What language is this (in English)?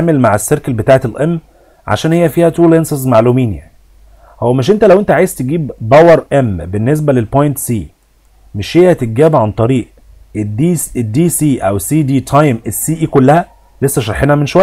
Arabic